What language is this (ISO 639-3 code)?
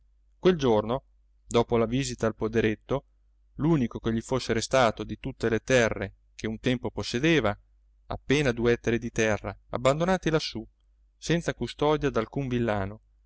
ita